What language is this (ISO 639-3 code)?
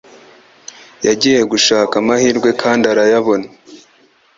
kin